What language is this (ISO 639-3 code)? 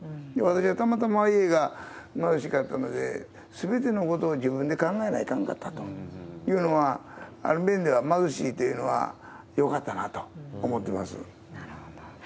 jpn